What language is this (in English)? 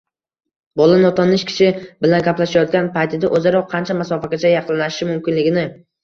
Uzbek